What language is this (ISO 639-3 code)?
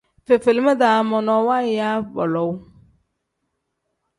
kdh